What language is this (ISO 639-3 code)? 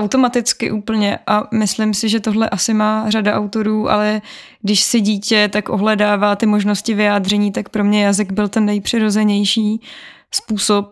ces